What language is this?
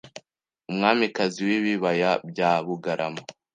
Kinyarwanda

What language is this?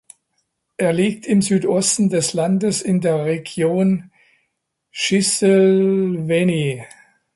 German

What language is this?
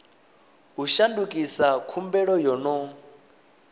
Venda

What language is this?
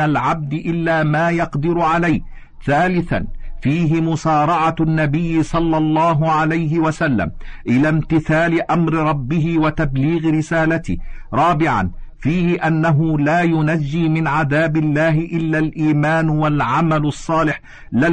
Arabic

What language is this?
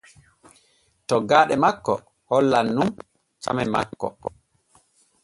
Borgu Fulfulde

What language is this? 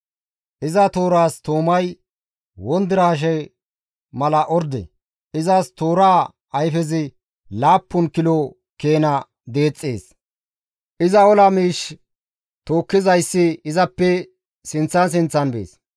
Gamo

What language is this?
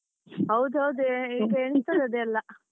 Kannada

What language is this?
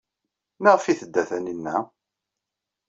Kabyle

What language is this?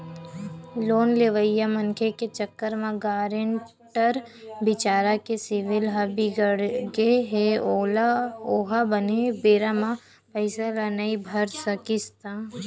Chhattisgarhi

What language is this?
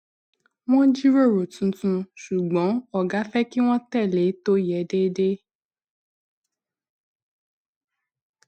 Yoruba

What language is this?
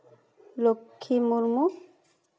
Santali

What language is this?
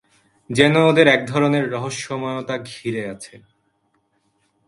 Bangla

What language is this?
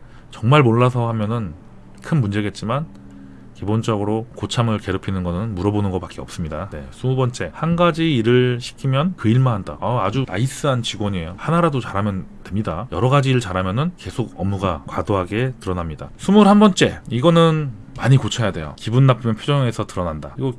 Korean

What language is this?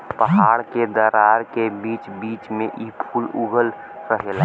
Bhojpuri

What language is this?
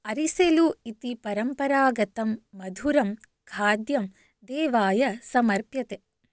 Sanskrit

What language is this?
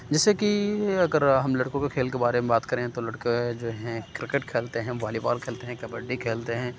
Urdu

